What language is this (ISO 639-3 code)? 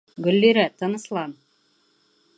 bak